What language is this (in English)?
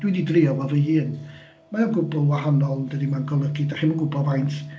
Welsh